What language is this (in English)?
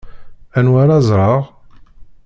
Kabyle